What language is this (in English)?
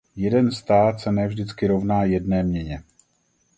Czech